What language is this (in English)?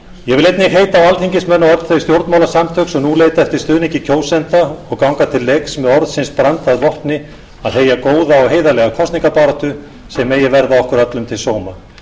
Icelandic